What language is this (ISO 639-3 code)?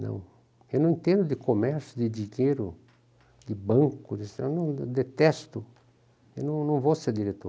por